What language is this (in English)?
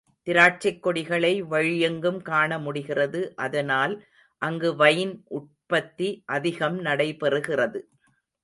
Tamil